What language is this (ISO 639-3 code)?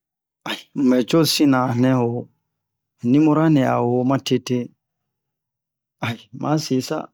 bmq